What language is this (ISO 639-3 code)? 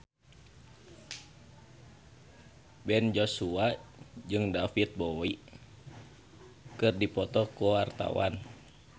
sun